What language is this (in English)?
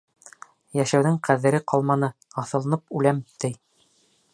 Bashkir